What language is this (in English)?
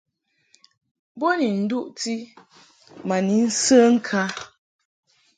Mungaka